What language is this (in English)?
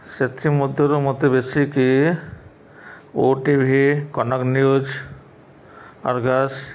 Odia